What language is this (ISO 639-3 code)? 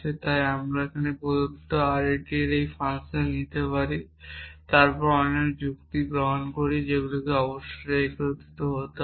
ben